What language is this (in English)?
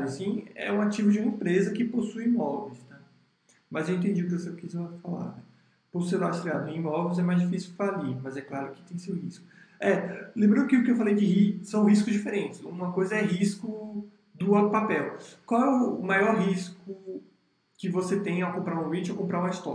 Portuguese